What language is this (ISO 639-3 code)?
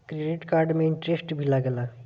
bho